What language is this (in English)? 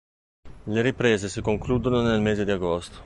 Italian